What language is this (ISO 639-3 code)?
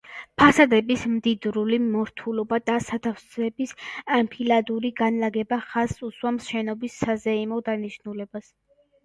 kat